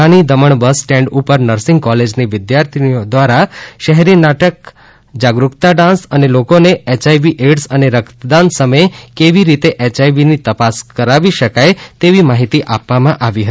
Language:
Gujarati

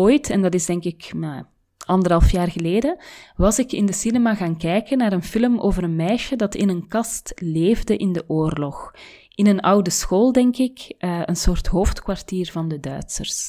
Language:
Dutch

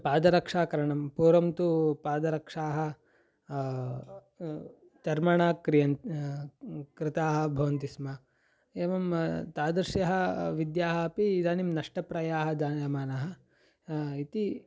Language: Sanskrit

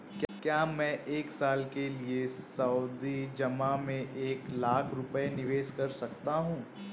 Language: Hindi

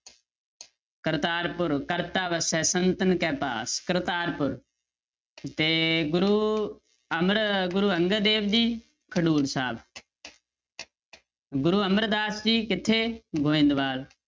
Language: Punjabi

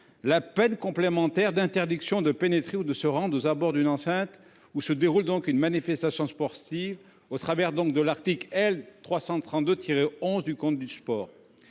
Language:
French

